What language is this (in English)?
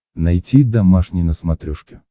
Russian